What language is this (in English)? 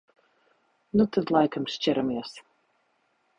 Latvian